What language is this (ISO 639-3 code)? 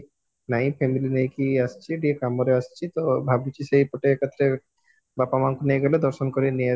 ori